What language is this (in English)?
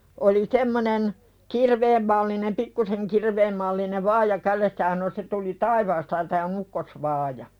Finnish